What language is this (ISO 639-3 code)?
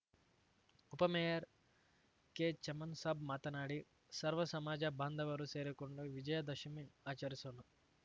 kan